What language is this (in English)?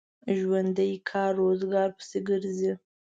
Pashto